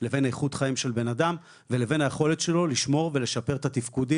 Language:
Hebrew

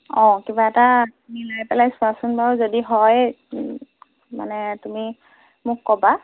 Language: Assamese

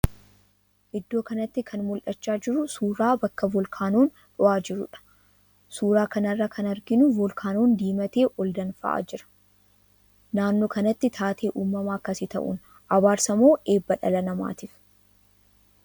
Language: Oromo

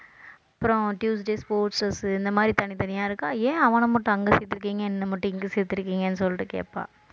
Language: Tamil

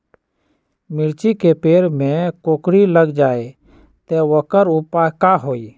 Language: Magahi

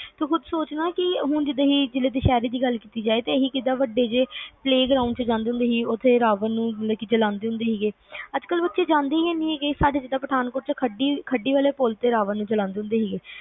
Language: Punjabi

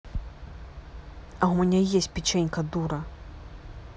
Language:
Russian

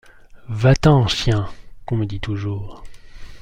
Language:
French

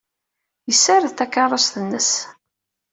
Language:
Kabyle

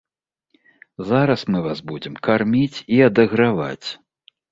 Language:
Belarusian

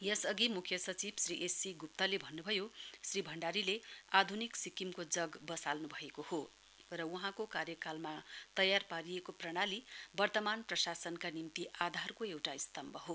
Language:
Nepali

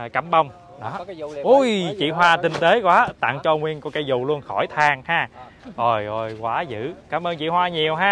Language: Vietnamese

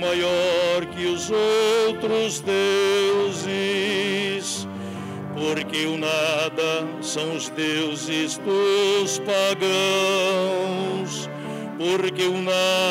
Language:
Portuguese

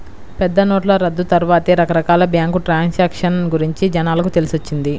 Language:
Telugu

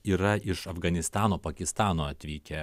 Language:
Lithuanian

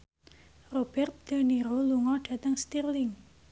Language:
Javanese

